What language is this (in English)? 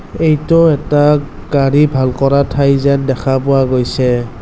Assamese